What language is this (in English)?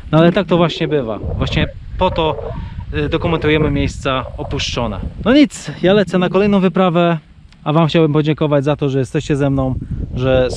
Polish